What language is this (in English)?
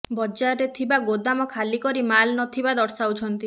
Odia